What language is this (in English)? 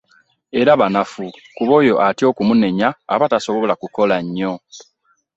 Ganda